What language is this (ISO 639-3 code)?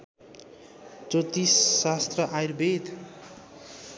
nep